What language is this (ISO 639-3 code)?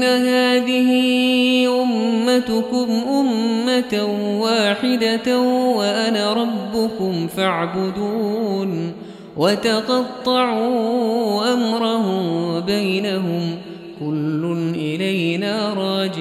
ara